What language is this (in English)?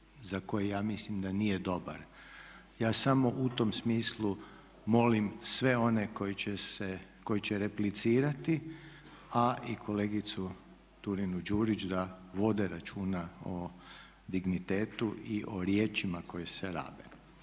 Croatian